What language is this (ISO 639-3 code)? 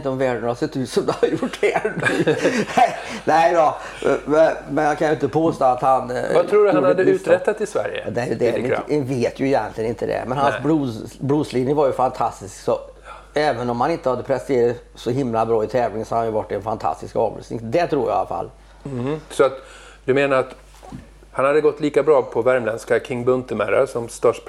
swe